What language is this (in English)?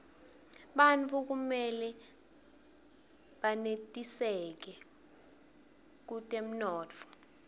Swati